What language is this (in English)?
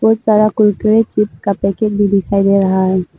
Hindi